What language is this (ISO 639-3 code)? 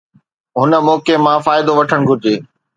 snd